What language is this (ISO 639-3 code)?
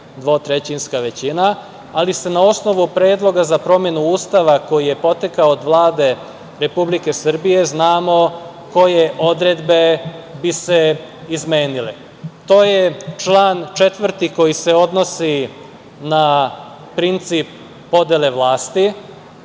srp